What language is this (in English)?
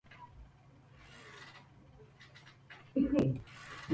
Southern Pastaza Quechua